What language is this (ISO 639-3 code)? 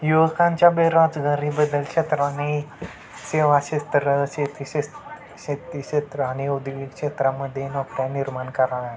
mar